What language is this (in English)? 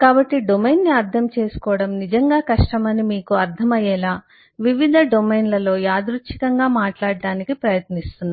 Telugu